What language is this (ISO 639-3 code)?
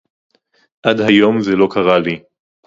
heb